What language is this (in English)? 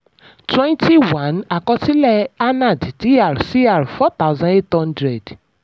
Yoruba